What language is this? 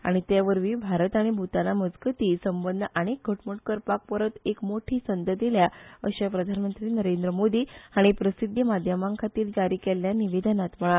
Konkani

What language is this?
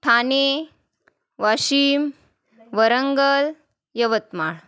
Marathi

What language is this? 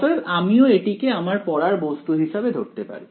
Bangla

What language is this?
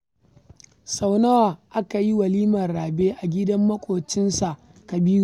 Hausa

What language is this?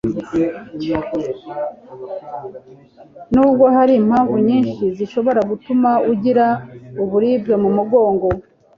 Kinyarwanda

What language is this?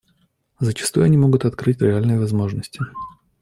Russian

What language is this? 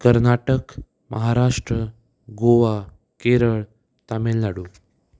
Konkani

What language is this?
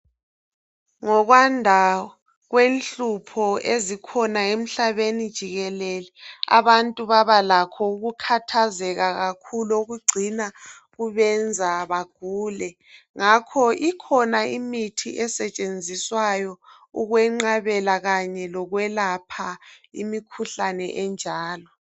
North Ndebele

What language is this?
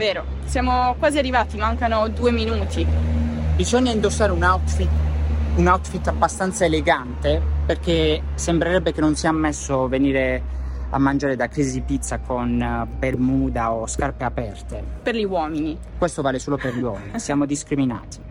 Italian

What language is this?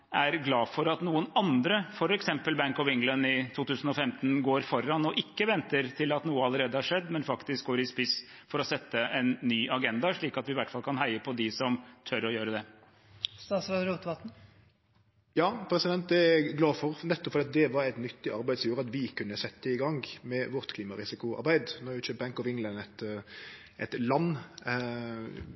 Norwegian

